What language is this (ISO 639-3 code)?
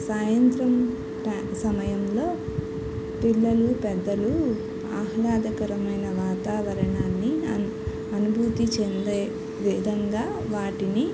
tel